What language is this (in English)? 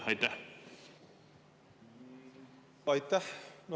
Estonian